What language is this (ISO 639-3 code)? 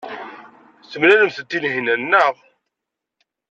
kab